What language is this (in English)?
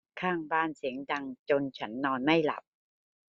Thai